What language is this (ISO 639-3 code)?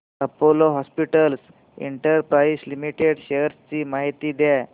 mar